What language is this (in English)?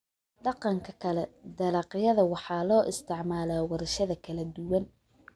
Somali